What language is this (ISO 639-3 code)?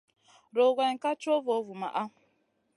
mcn